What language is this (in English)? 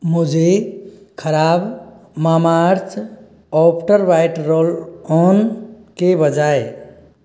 Hindi